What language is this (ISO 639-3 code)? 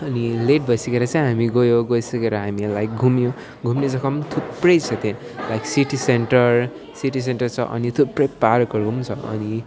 nep